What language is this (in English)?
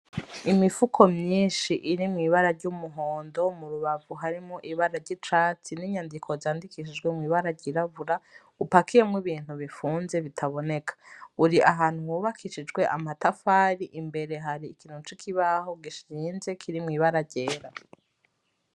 Rundi